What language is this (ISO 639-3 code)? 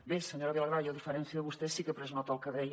cat